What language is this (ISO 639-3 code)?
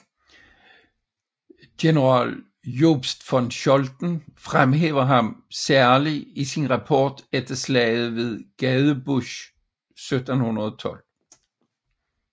dan